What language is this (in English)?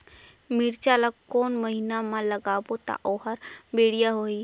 Chhattisgarhi